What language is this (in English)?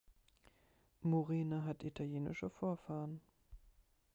German